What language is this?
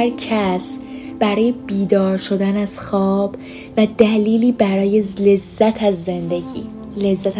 Persian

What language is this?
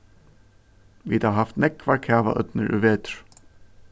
Faroese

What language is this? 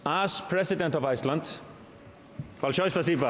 Icelandic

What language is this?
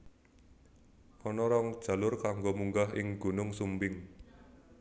Javanese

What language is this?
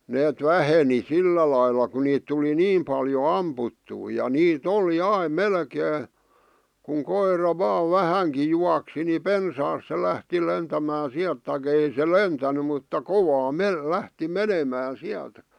Finnish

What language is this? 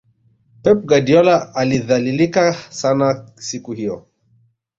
Swahili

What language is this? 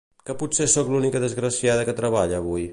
Catalan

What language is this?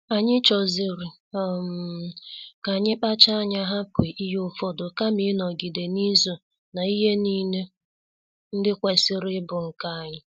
Igbo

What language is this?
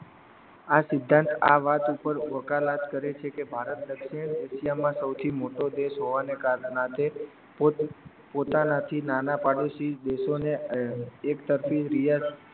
Gujarati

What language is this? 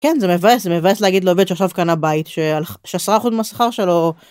Hebrew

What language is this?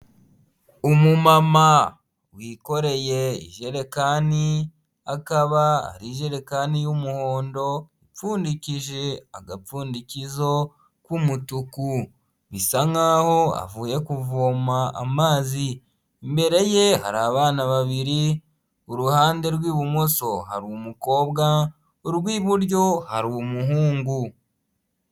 Kinyarwanda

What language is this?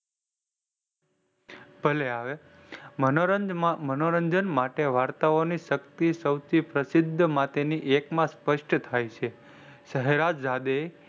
Gujarati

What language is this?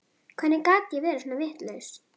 Icelandic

